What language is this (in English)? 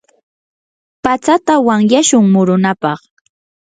Yanahuanca Pasco Quechua